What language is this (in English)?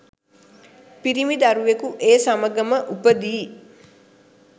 Sinhala